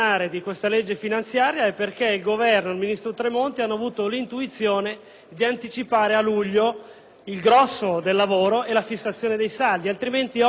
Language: Italian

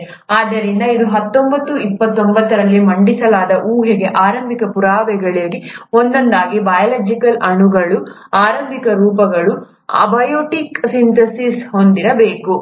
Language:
Kannada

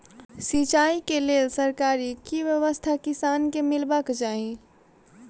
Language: Maithili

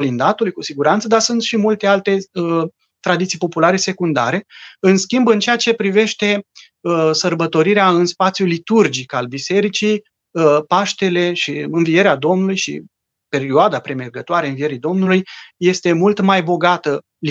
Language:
Romanian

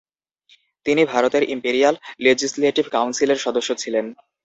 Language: Bangla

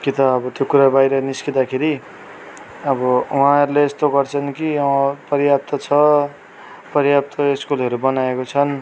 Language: Nepali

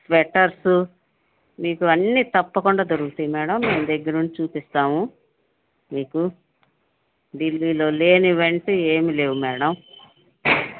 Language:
Telugu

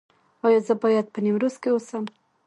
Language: Pashto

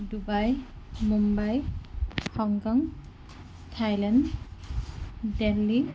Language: Assamese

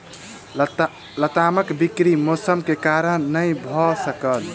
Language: Maithili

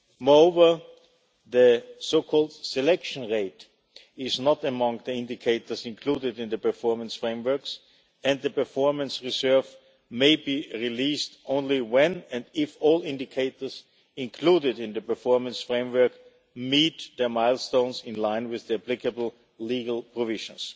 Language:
English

